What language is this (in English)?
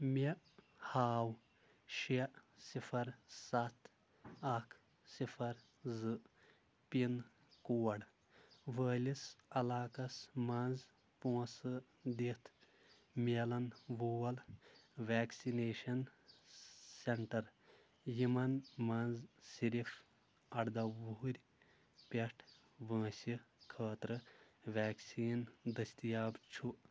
Kashmiri